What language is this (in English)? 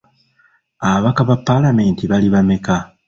Ganda